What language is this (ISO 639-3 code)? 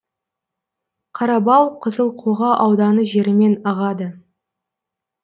kaz